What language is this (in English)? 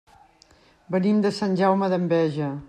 Catalan